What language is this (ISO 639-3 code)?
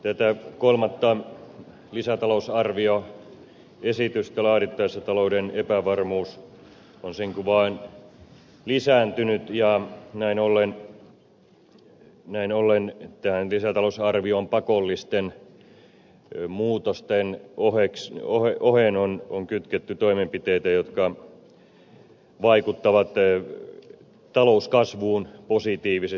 fin